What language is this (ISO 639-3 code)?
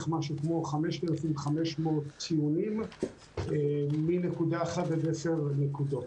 heb